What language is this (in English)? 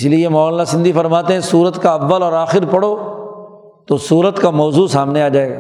Urdu